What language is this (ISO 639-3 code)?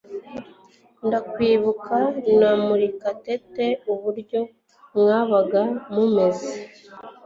kin